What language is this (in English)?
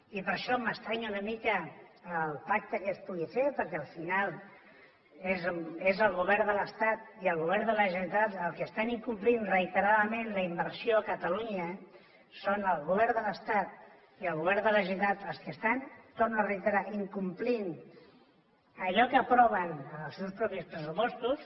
Catalan